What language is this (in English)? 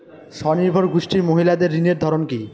Bangla